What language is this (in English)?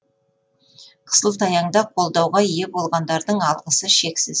Kazakh